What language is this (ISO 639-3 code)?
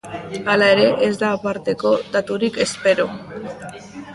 eus